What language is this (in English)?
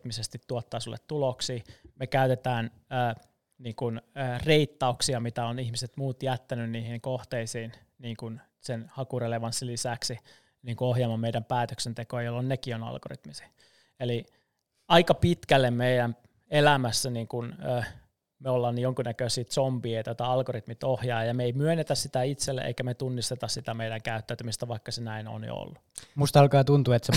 Finnish